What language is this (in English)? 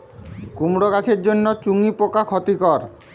Bangla